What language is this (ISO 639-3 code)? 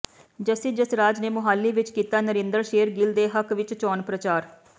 pan